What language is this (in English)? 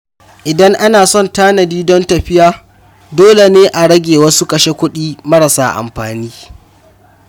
Hausa